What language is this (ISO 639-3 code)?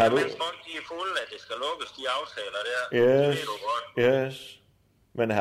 dan